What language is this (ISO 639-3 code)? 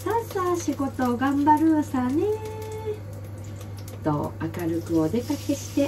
jpn